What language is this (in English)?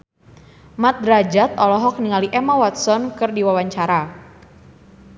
Sundanese